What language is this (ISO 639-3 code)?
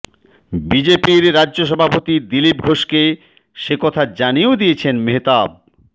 ben